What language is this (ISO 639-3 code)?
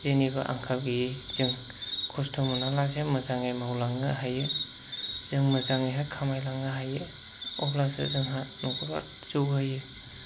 brx